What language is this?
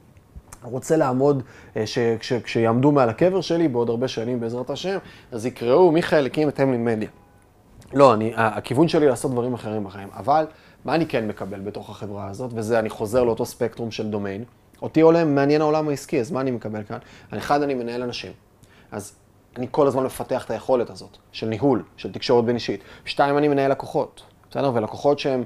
Hebrew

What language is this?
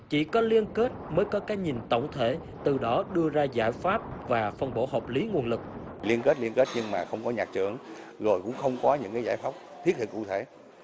Vietnamese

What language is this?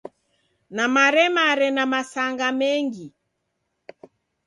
Taita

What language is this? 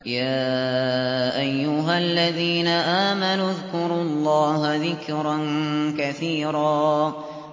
Arabic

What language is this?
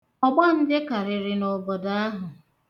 Igbo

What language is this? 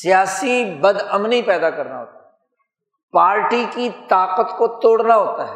Urdu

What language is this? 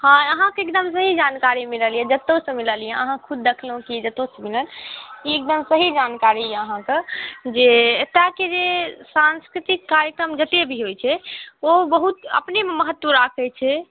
Maithili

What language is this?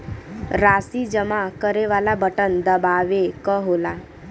Bhojpuri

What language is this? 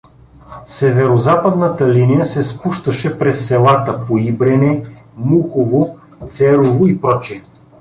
Bulgarian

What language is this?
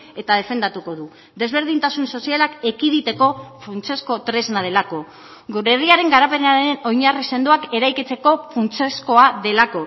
Basque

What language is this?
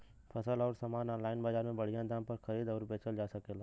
Bhojpuri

